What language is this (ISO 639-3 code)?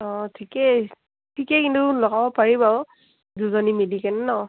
asm